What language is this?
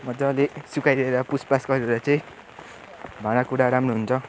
Nepali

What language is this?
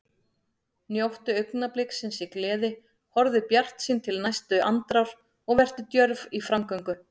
Icelandic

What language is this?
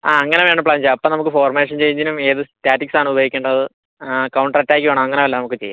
Malayalam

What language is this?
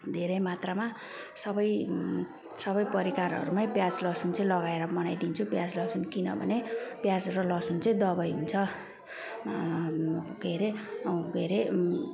Nepali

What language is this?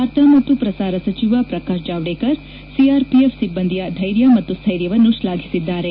Kannada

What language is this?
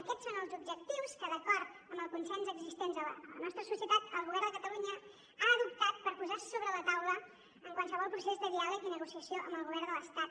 Catalan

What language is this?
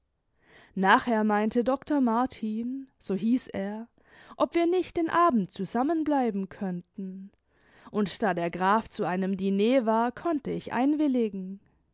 German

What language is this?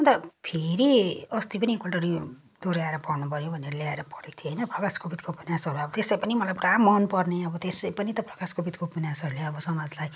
Nepali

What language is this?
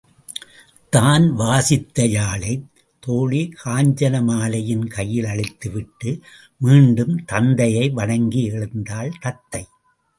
Tamil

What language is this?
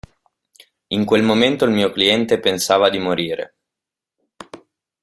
Italian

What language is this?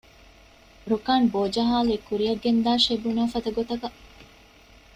Divehi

